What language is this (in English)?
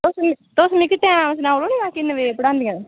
Dogri